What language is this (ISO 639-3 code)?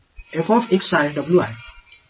tam